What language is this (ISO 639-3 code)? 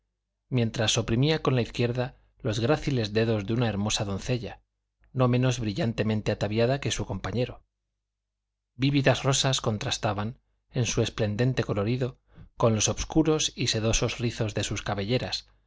spa